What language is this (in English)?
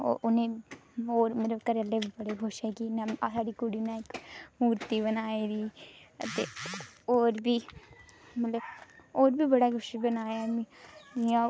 Dogri